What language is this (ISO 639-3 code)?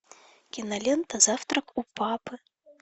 rus